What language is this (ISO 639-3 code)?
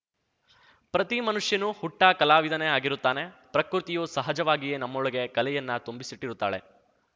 kan